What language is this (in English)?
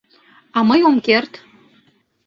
Mari